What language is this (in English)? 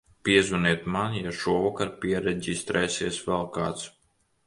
Latvian